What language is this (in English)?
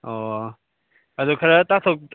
Manipuri